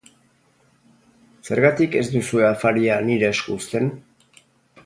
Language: Basque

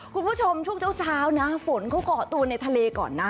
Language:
Thai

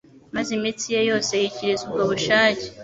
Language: Kinyarwanda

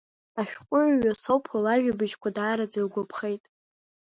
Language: Abkhazian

